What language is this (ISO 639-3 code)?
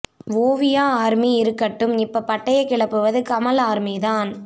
tam